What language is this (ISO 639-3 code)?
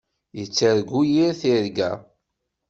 kab